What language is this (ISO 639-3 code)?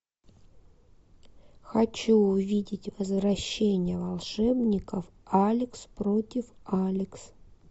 rus